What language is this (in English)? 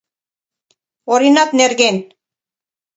Mari